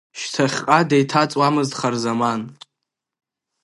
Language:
Abkhazian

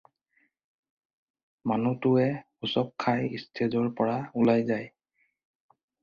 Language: Assamese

